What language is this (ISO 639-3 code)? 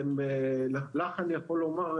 heb